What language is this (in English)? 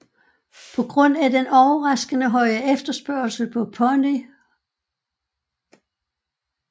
Danish